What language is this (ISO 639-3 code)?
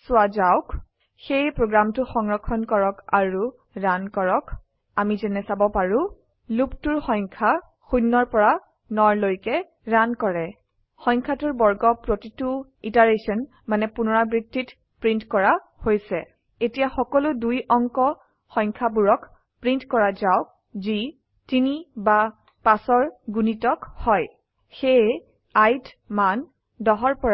asm